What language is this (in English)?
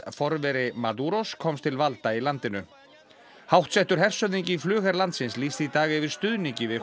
Icelandic